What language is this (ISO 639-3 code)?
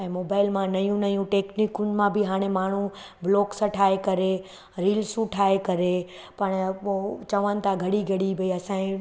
snd